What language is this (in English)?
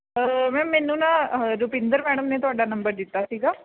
Punjabi